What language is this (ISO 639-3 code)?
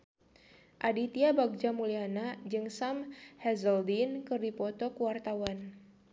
sun